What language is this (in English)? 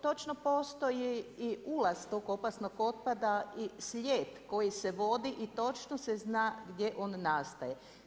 Croatian